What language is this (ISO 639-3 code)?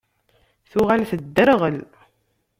kab